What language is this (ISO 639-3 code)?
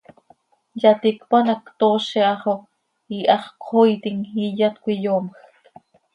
sei